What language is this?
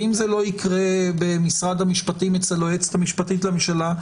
Hebrew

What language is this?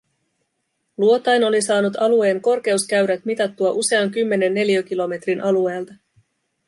Finnish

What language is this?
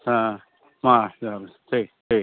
Santali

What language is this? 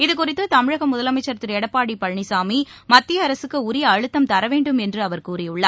Tamil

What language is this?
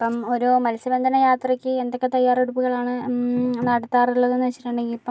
Malayalam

